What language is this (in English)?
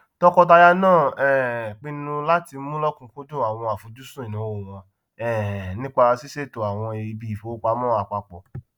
Yoruba